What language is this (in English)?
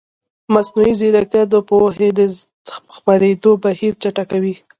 Pashto